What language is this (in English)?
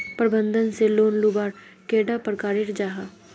Magahi